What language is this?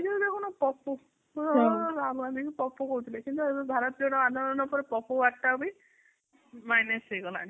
Odia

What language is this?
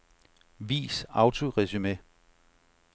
Danish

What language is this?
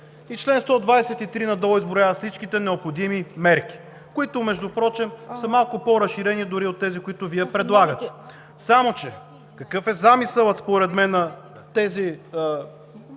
Bulgarian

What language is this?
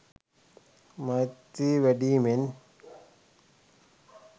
Sinhala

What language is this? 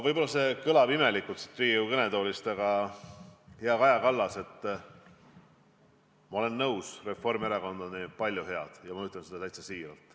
Estonian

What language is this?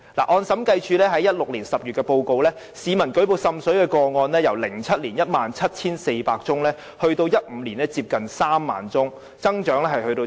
Cantonese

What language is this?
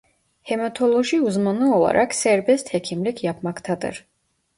Turkish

